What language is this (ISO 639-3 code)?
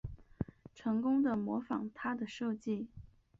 zho